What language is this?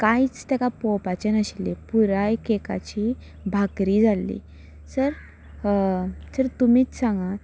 Konkani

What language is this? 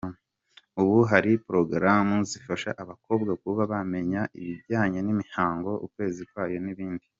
Kinyarwanda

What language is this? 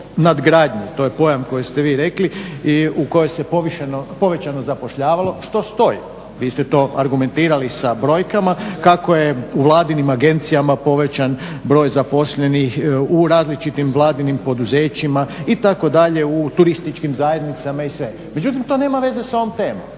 Croatian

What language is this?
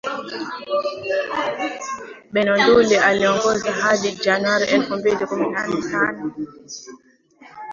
Swahili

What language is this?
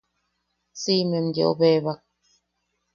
Yaqui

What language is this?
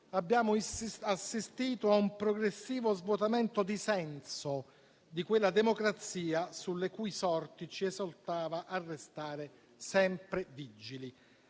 Italian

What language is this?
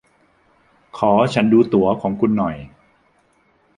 Thai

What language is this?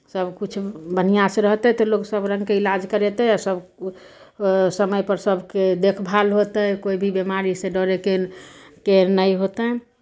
Maithili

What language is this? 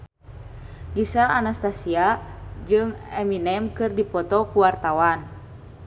Sundanese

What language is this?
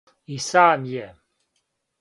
Serbian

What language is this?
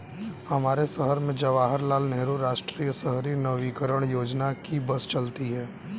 Hindi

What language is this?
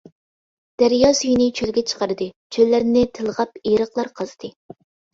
Uyghur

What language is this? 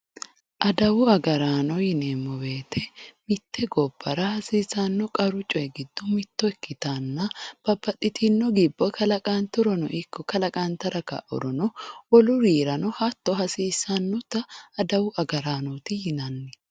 Sidamo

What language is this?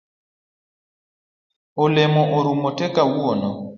Luo (Kenya and Tanzania)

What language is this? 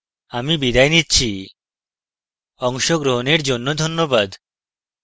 Bangla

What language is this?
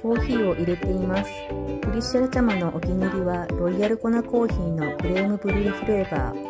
Japanese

